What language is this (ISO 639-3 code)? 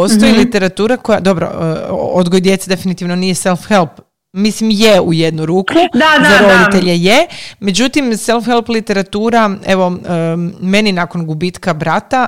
hrv